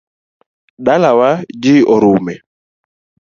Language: Luo (Kenya and Tanzania)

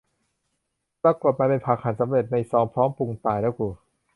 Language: Thai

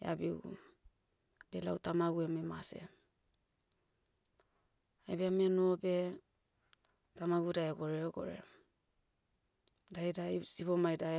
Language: Motu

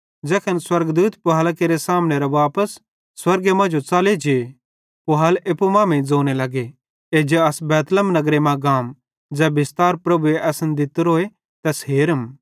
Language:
Bhadrawahi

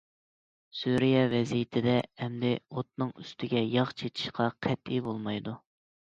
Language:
Uyghur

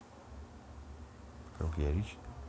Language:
Russian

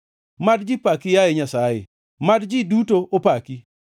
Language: Luo (Kenya and Tanzania)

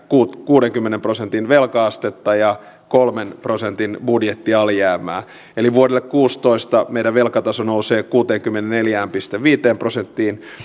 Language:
Finnish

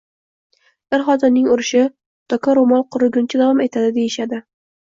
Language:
Uzbek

